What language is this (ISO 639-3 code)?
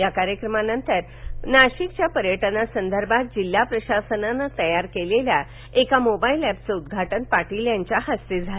mar